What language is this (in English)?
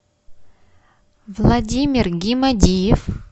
Russian